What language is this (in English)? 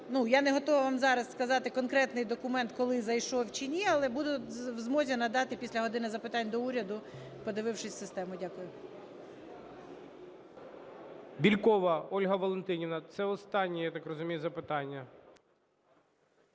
Ukrainian